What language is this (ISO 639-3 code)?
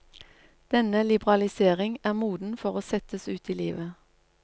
nor